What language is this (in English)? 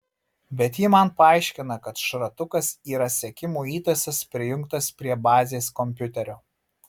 Lithuanian